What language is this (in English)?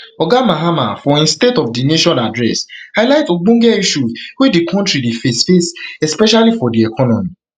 Nigerian Pidgin